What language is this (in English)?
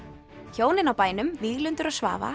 Icelandic